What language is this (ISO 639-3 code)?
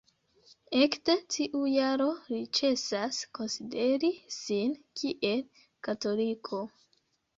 epo